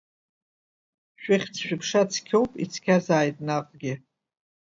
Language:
Abkhazian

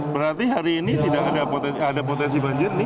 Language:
Indonesian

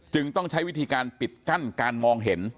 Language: Thai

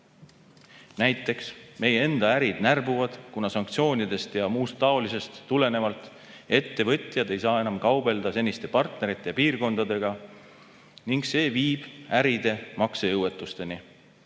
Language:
Estonian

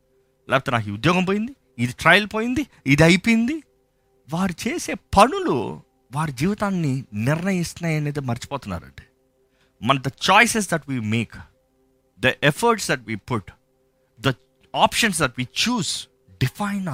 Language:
Telugu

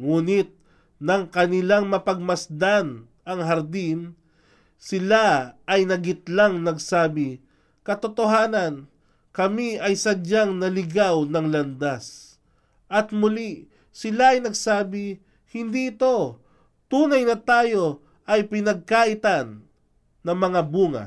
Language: Filipino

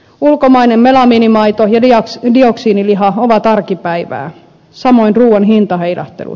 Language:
Finnish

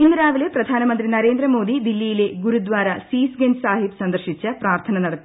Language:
Malayalam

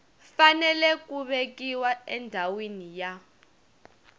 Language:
Tsonga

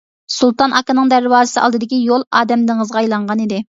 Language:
Uyghur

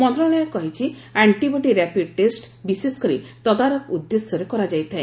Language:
Odia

